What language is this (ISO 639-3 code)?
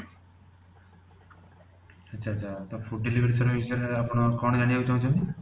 ori